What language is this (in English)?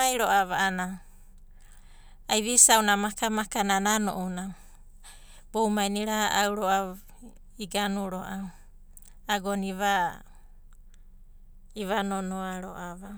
Abadi